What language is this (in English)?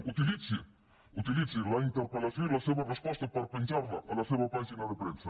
Catalan